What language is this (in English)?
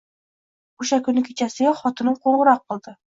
Uzbek